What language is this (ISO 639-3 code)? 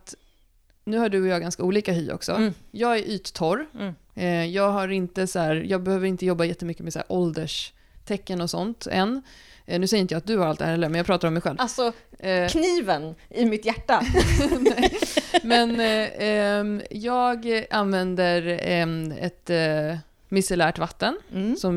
swe